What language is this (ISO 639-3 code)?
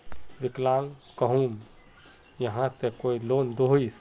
mag